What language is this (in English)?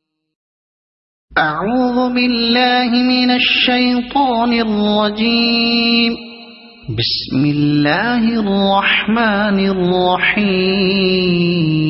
Arabic